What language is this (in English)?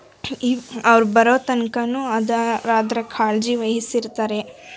Kannada